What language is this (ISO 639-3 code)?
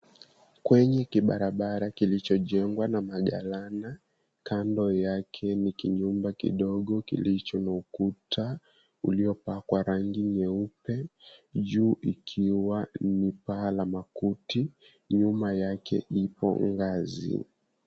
swa